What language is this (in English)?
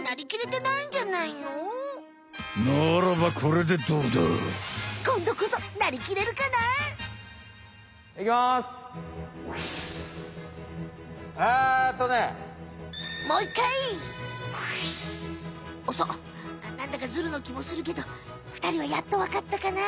Japanese